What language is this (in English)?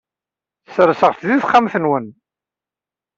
Kabyle